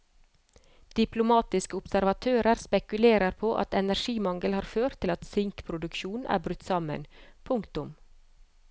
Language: Norwegian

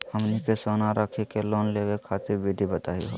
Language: Magahi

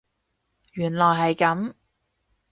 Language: Cantonese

